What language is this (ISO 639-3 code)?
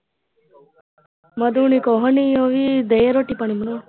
pan